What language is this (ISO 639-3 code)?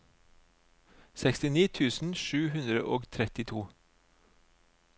nor